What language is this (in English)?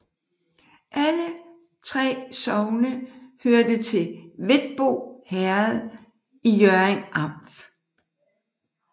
Danish